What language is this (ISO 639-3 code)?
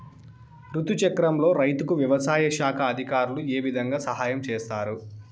tel